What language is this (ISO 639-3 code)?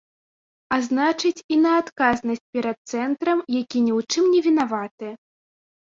bel